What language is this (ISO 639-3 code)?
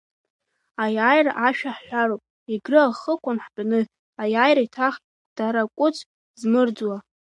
abk